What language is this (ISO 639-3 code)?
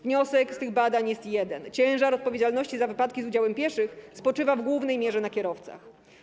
pol